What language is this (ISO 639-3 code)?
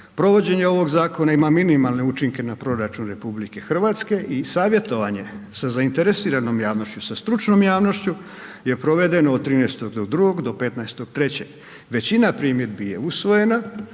hrv